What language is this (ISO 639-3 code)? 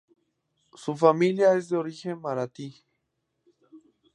spa